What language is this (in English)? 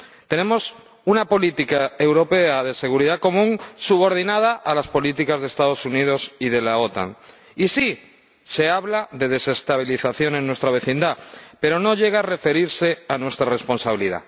Spanish